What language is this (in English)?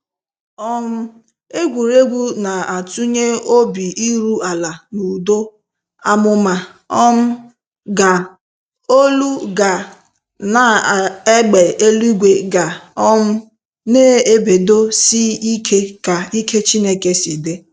Igbo